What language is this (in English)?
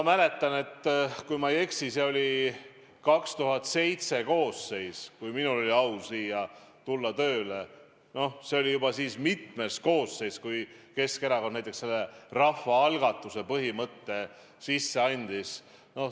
Estonian